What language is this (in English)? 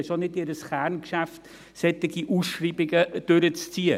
Swiss German